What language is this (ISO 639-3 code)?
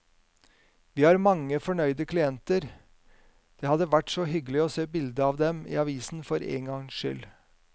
nor